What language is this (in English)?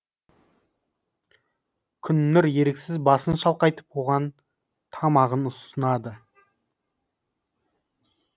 Kazakh